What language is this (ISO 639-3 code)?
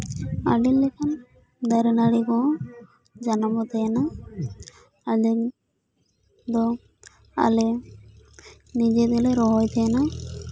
sat